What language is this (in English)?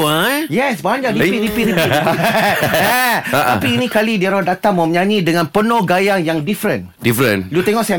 Malay